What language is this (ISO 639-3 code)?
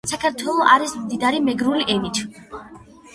kat